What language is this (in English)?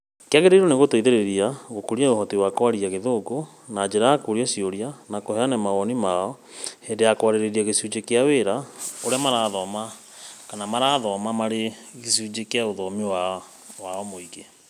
Kikuyu